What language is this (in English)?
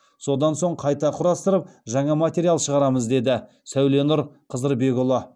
Kazakh